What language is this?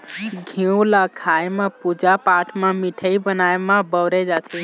Chhattisgarhi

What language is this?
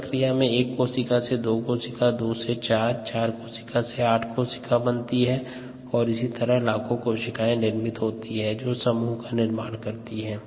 Hindi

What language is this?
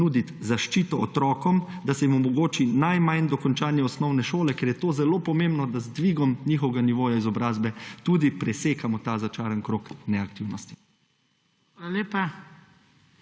Slovenian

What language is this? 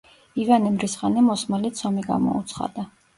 Georgian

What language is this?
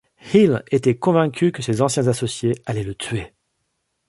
French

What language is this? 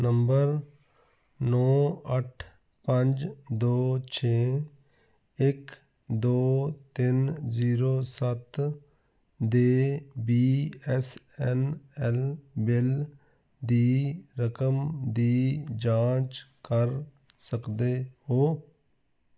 Punjabi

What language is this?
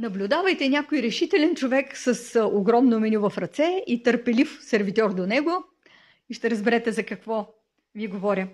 Bulgarian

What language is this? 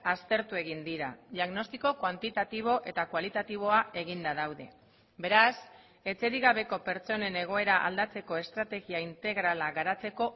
Basque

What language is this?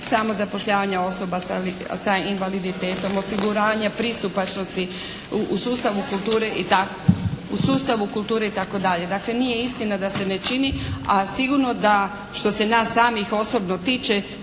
Croatian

